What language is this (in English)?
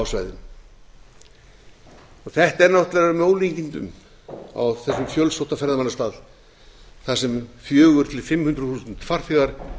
Icelandic